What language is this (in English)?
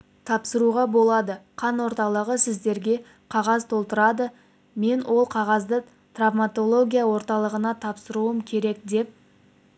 Kazakh